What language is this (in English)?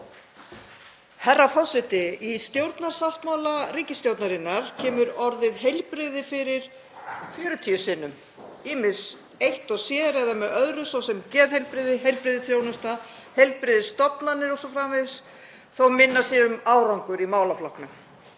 Icelandic